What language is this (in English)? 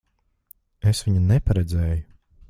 Latvian